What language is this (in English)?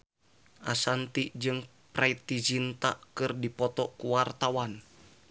Sundanese